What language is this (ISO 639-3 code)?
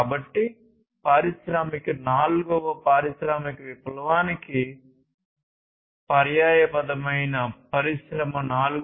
tel